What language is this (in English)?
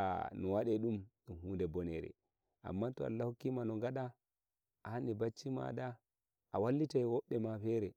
Nigerian Fulfulde